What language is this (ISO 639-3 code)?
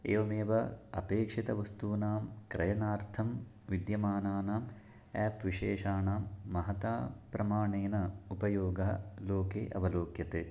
san